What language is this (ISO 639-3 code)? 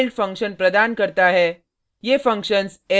hin